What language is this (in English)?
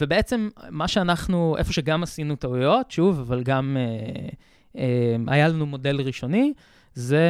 Hebrew